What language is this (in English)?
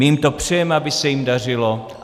Czech